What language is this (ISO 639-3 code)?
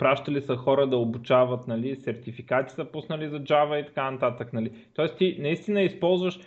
bul